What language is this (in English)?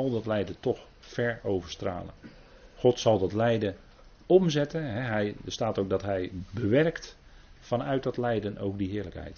Dutch